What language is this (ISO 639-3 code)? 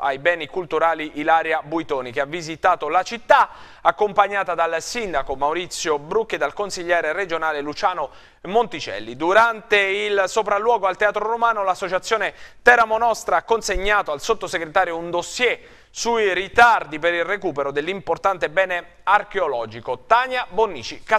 ita